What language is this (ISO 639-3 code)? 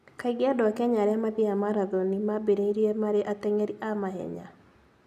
kik